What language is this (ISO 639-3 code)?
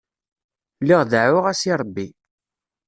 kab